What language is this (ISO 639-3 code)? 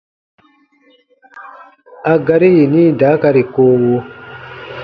bba